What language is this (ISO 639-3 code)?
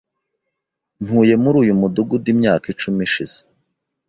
kin